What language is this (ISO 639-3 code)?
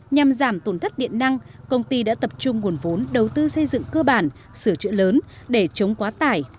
vie